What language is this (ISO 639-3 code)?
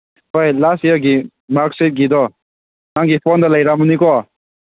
mni